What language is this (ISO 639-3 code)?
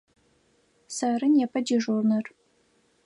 ady